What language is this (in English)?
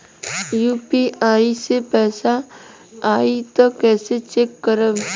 Bhojpuri